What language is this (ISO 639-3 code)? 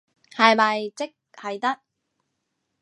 yue